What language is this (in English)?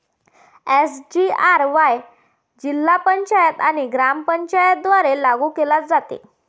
Marathi